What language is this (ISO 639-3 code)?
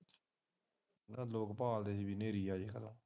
pan